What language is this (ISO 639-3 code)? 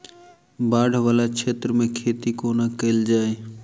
mai